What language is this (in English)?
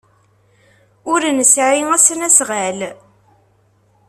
Kabyle